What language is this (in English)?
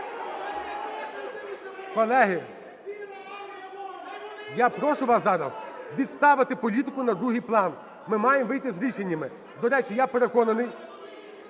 Ukrainian